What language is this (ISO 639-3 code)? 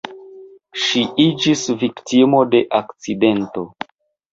epo